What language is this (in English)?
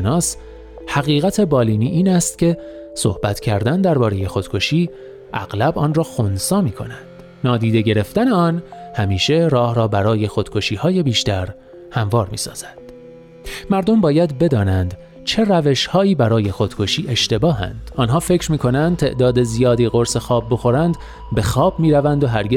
Persian